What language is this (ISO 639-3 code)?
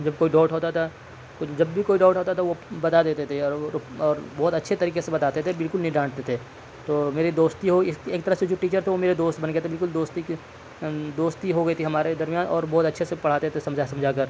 urd